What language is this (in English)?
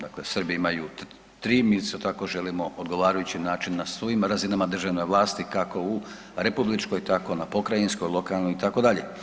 Croatian